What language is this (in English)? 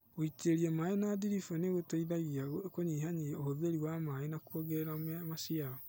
Kikuyu